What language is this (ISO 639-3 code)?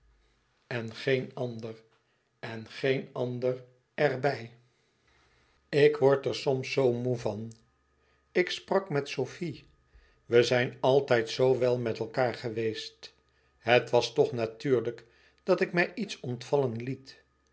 nld